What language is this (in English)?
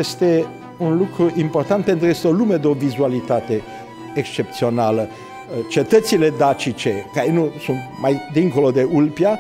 Romanian